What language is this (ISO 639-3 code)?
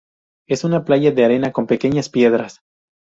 spa